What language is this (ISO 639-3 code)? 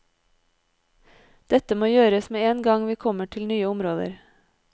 nor